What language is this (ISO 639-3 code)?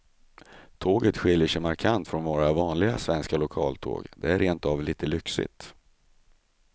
swe